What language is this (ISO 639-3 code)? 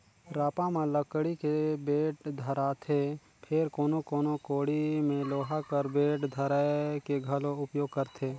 hne